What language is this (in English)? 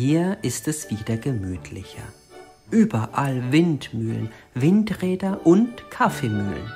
German